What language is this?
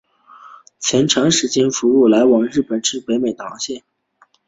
Chinese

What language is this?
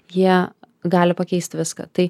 Lithuanian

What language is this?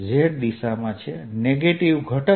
Gujarati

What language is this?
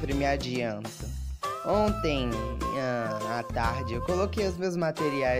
Portuguese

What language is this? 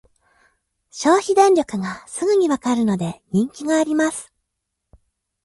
Japanese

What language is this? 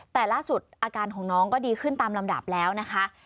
Thai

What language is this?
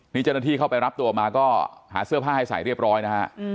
Thai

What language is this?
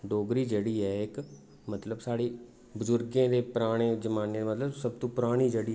Dogri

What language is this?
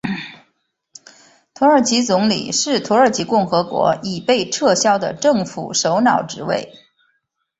Chinese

